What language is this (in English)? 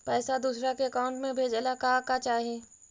Magahi